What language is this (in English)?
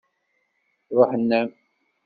Kabyle